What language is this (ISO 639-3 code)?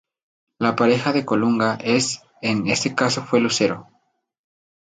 spa